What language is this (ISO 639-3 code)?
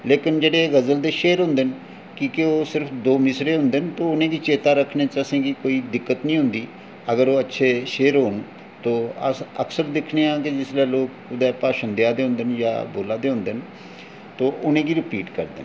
doi